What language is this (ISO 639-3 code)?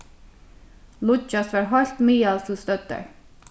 fao